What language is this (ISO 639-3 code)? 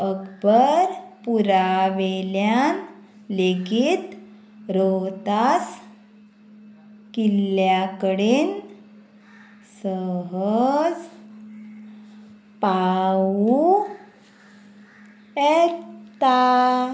kok